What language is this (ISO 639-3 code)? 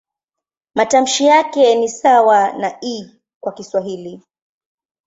swa